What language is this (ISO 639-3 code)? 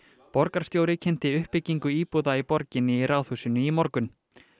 isl